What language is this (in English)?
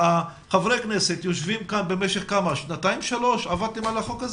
Hebrew